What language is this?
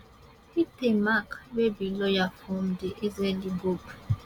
Nigerian Pidgin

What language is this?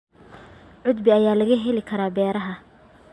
Somali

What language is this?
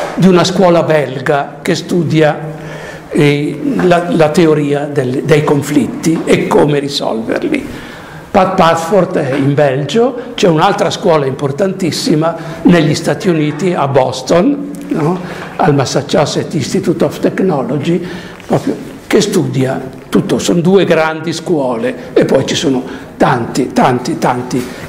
Italian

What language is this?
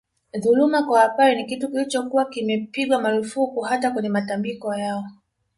Swahili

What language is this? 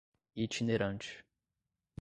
Portuguese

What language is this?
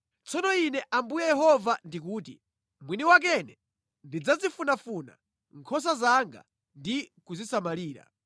Nyanja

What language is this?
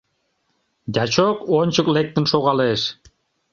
Mari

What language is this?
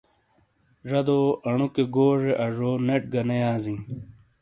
Shina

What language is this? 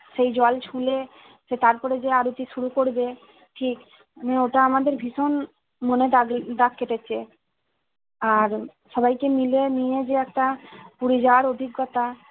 Bangla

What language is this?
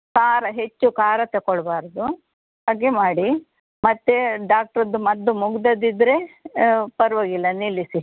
Kannada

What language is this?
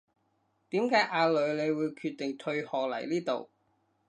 Cantonese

